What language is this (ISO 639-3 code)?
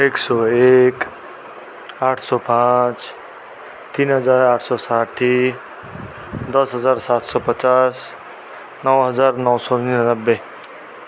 nep